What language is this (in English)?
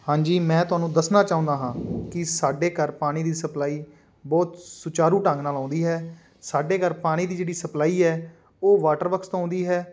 Punjabi